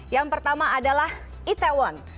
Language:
Indonesian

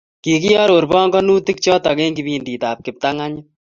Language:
Kalenjin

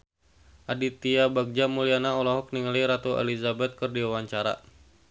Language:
Sundanese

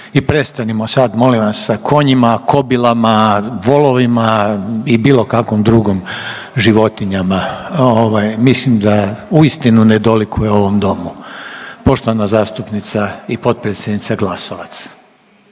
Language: Croatian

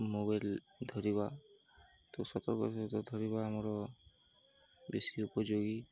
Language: Odia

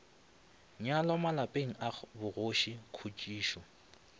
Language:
Northern Sotho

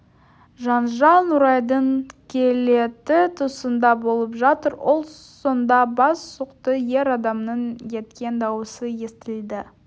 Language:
Kazakh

